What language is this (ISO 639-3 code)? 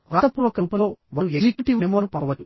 tel